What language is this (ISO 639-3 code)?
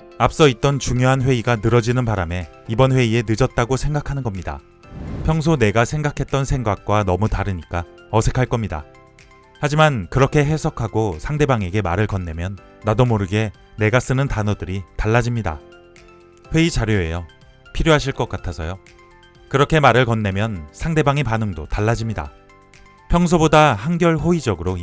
kor